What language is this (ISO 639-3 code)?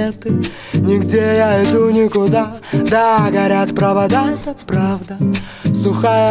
rus